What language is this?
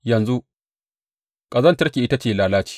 Hausa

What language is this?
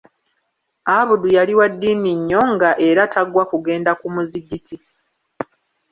Ganda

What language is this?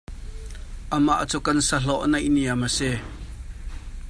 Hakha Chin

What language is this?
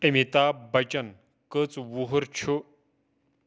Kashmiri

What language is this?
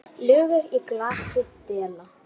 Icelandic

